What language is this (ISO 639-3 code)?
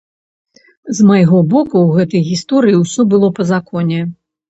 bel